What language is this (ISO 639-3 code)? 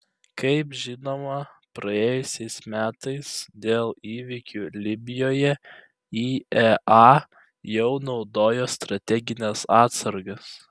lit